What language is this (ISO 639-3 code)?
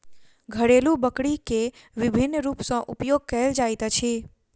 mai